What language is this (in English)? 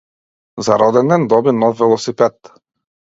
Macedonian